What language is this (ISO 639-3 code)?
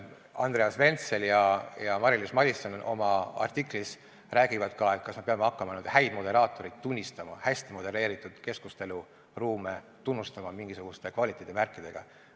est